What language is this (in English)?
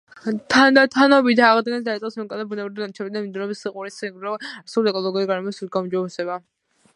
Georgian